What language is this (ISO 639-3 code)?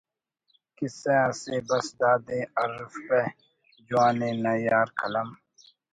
brh